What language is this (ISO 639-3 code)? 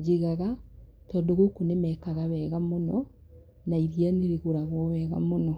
kik